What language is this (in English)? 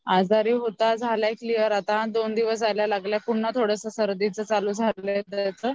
Marathi